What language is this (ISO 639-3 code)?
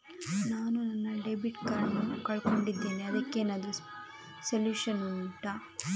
kan